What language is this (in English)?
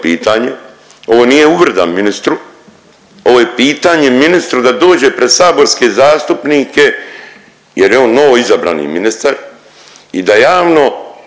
Croatian